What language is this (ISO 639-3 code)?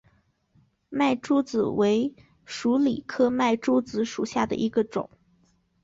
zho